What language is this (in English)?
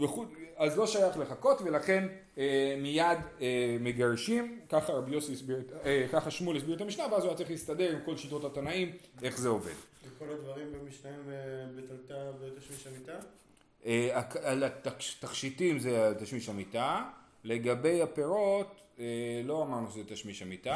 Hebrew